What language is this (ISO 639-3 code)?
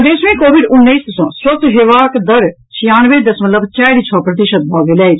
mai